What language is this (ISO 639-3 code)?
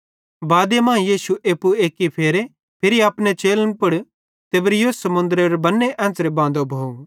bhd